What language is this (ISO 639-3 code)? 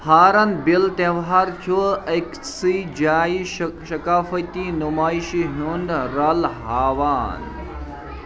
kas